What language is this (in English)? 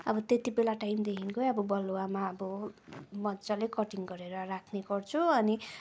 Nepali